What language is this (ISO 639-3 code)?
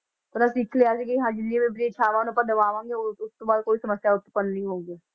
pan